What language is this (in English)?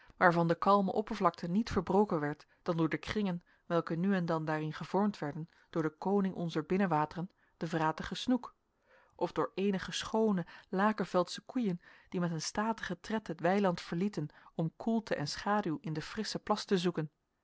Dutch